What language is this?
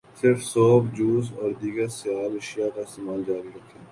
Urdu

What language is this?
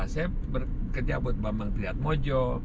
Indonesian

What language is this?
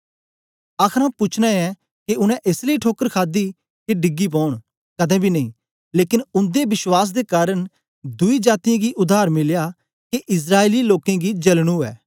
Dogri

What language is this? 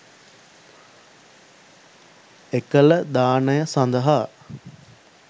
Sinhala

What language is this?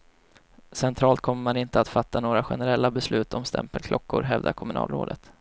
Swedish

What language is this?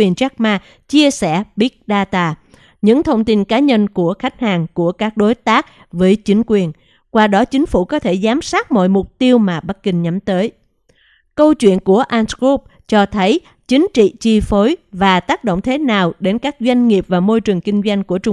Vietnamese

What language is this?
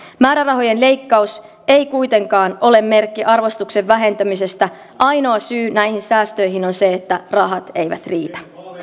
Finnish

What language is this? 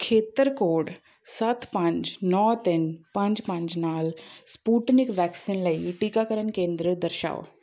Punjabi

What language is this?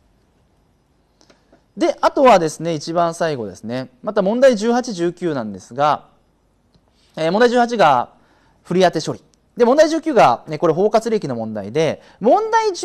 Japanese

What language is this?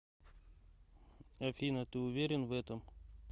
Russian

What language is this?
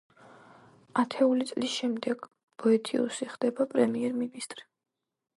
Georgian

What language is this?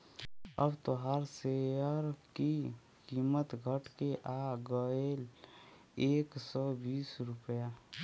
Bhojpuri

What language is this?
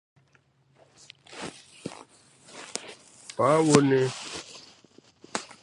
Yoruba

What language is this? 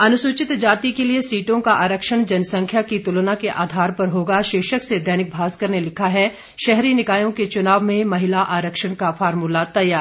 Hindi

